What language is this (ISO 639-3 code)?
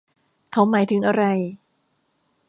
tha